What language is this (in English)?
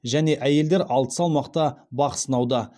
Kazakh